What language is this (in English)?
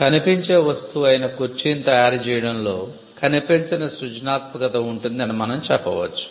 Telugu